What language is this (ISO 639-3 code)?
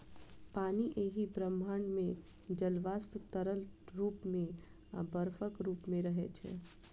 mai